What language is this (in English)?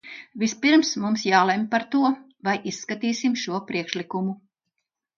Latvian